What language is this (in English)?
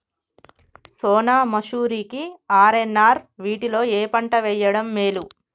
Telugu